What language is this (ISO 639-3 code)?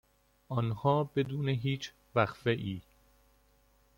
fas